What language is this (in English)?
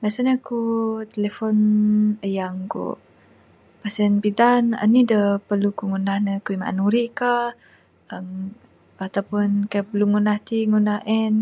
Bukar-Sadung Bidayuh